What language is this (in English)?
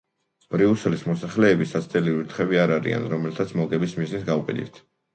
Georgian